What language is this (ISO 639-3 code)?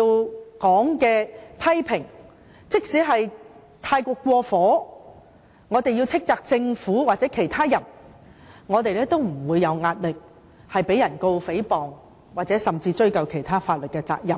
yue